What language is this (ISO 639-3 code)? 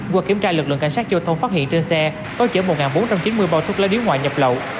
vie